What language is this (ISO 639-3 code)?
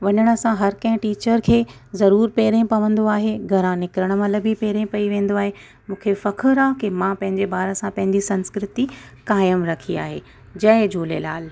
snd